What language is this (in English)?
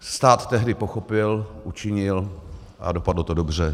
Czech